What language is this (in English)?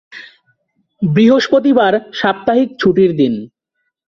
Bangla